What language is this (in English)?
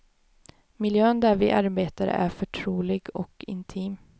Swedish